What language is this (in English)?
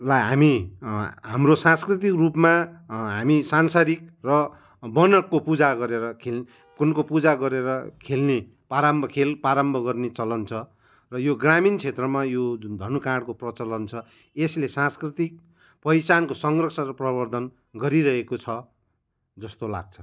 Nepali